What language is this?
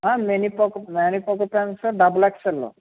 Telugu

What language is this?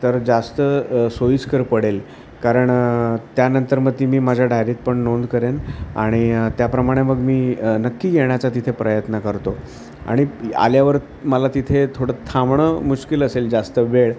Marathi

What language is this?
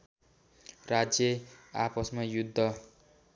Nepali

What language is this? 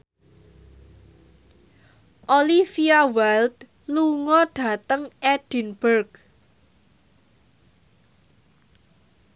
Javanese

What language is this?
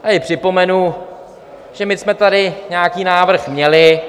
Czech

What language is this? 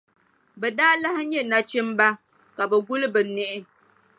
Dagbani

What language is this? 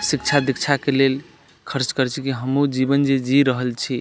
Maithili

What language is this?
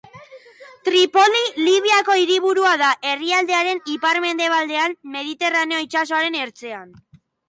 Basque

